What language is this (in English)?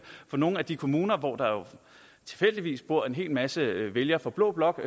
Danish